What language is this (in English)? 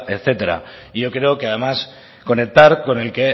Spanish